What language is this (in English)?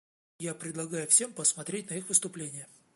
Russian